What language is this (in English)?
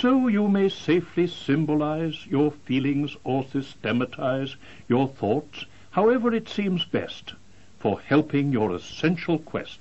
English